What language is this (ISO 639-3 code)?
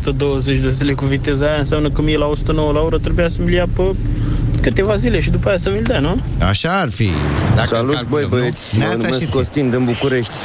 ron